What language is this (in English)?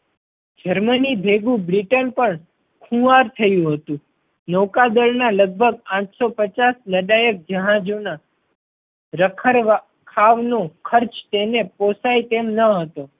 Gujarati